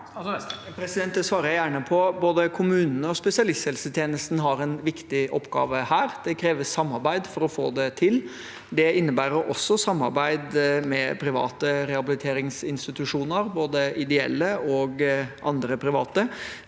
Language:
Norwegian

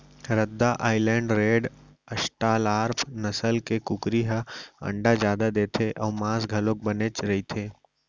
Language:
Chhattisgarhi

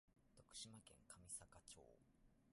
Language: Japanese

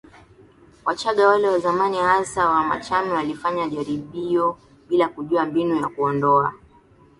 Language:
Swahili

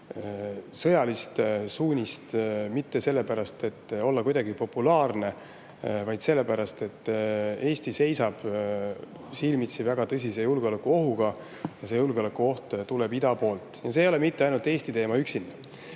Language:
Estonian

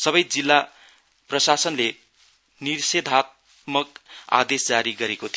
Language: Nepali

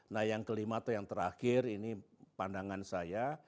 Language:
Indonesian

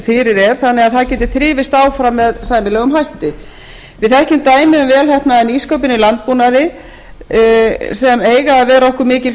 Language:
Icelandic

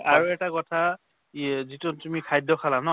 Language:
Assamese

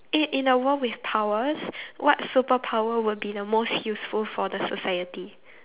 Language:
English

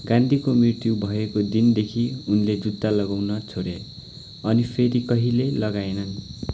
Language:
Nepali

